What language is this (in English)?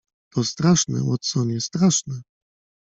Polish